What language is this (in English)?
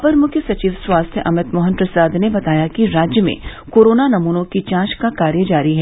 Hindi